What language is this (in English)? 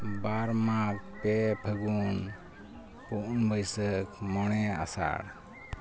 Santali